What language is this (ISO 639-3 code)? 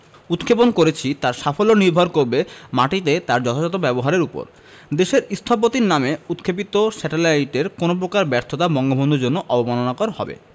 ben